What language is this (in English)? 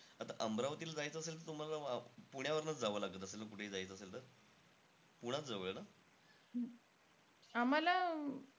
Marathi